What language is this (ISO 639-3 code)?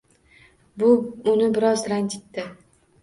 uzb